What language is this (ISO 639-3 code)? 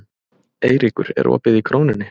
isl